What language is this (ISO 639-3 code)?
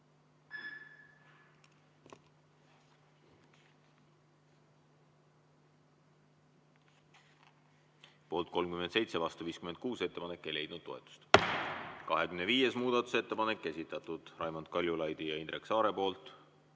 est